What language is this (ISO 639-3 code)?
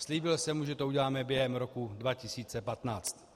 ces